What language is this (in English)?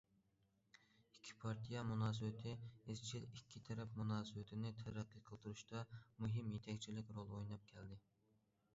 Uyghur